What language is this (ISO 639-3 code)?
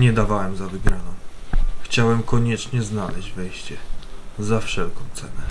pol